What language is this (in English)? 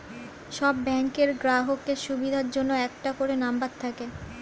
Bangla